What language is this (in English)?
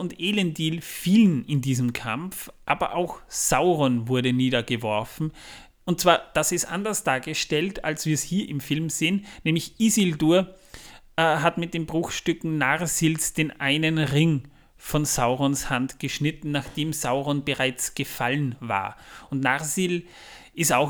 German